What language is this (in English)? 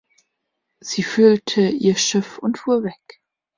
German